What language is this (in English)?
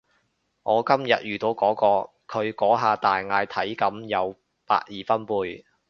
Cantonese